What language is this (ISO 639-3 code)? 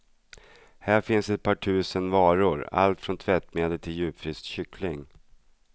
swe